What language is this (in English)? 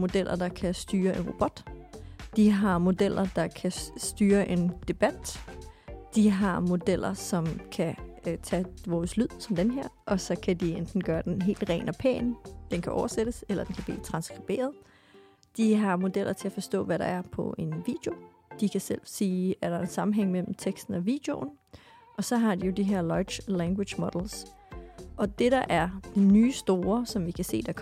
Danish